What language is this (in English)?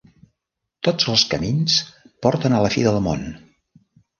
Catalan